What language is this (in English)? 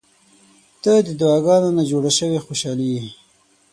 Pashto